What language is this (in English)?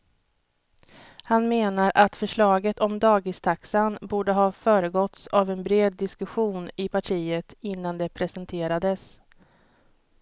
Swedish